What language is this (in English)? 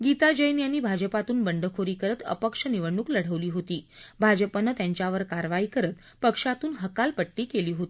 Marathi